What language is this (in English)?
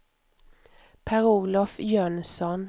Swedish